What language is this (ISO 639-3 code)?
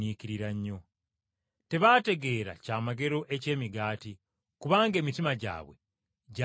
lug